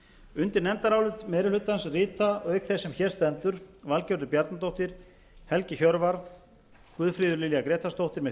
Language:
Icelandic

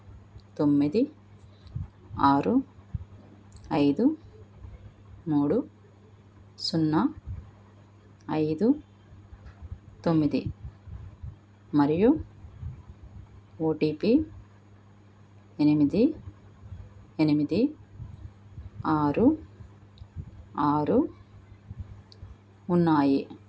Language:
Telugu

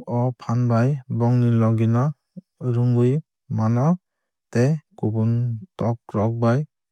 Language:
Kok Borok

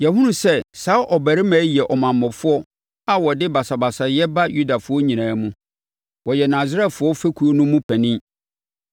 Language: Akan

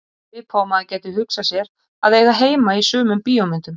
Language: Icelandic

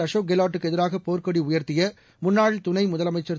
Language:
Tamil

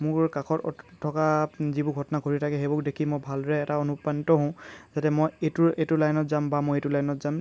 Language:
Assamese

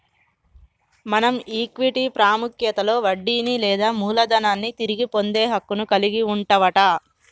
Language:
Telugu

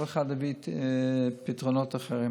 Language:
Hebrew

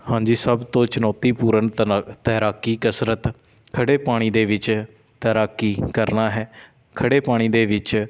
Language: Punjabi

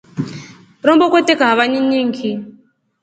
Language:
Rombo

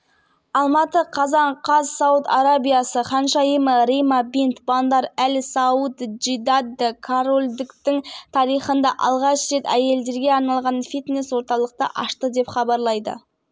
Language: Kazakh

